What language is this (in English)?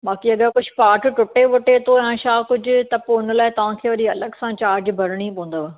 Sindhi